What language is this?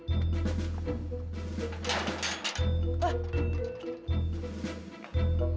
Indonesian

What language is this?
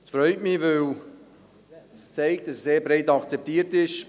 Swiss German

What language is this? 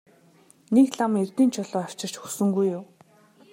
Mongolian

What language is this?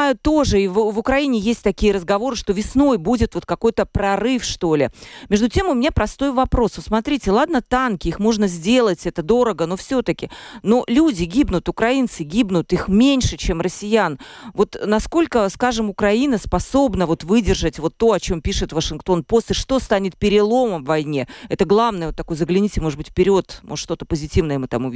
Russian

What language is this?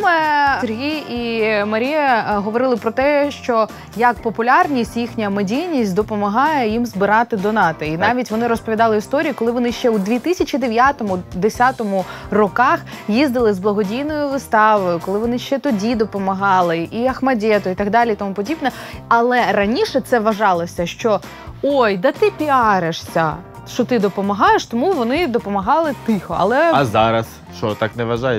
Ukrainian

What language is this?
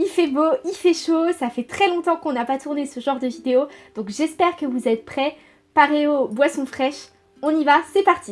French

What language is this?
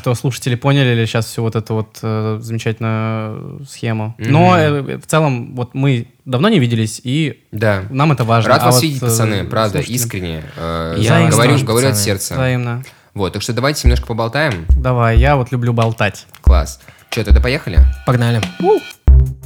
Russian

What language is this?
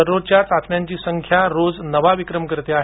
Marathi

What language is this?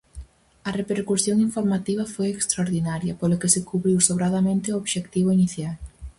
Galician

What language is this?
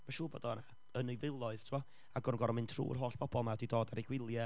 Welsh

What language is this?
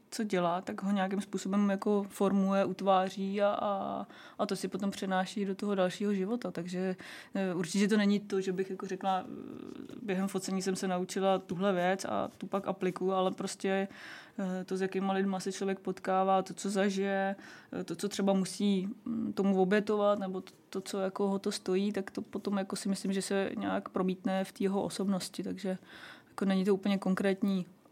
Czech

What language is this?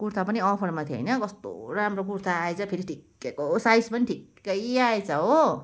Nepali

